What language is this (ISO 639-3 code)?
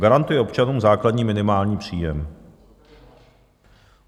ces